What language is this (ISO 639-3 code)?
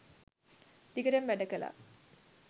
sin